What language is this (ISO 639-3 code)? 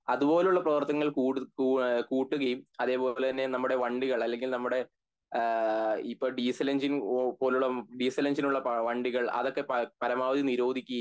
mal